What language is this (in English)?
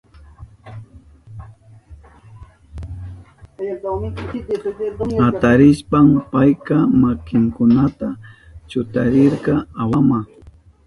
Southern Pastaza Quechua